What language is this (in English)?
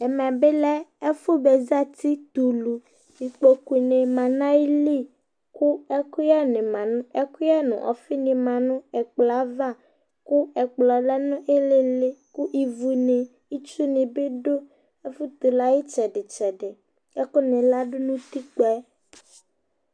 Ikposo